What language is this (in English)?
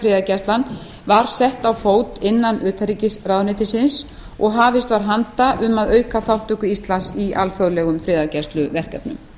Icelandic